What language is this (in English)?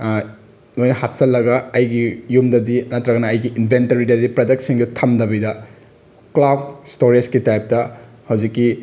Manipuri